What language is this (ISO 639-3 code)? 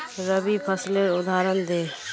mag